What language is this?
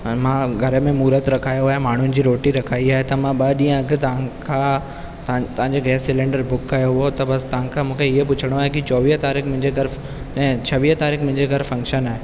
Sindhi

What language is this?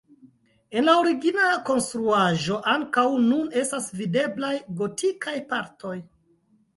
Esperanto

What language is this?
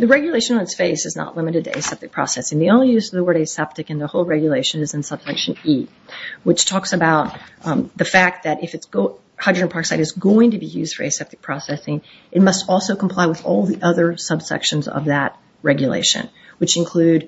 English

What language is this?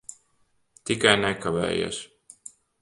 Latvian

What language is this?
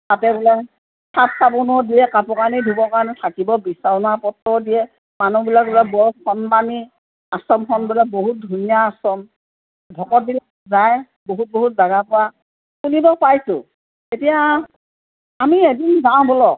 Assamese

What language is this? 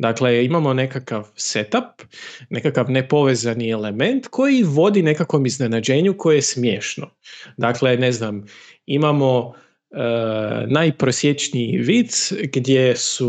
Croatian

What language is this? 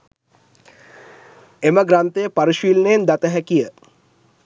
Sinhala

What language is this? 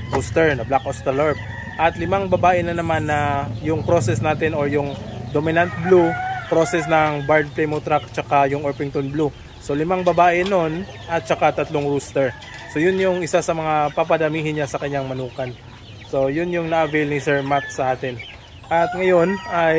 Filipino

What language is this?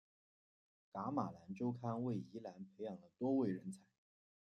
Chinese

